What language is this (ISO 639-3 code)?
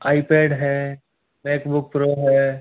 hin